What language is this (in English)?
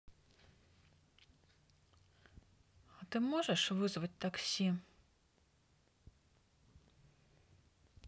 Russian